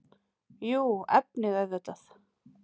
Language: Icelandic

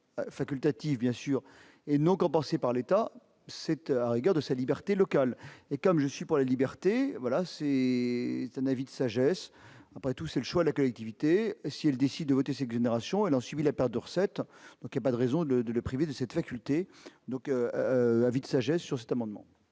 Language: French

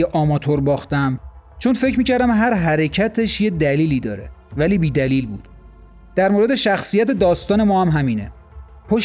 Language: Persian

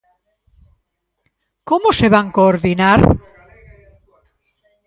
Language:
Galician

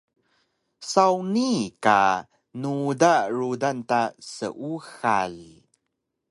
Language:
Taroko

